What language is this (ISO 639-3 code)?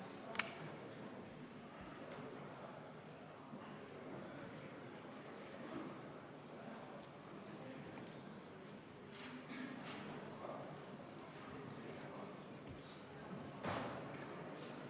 est